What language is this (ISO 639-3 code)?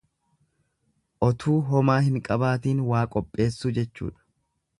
orm